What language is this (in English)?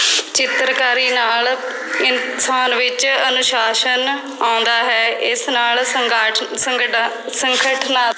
Punjabi